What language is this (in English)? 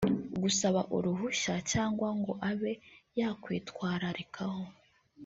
Kinyarwanda